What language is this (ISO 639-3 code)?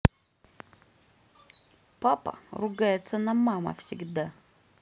rus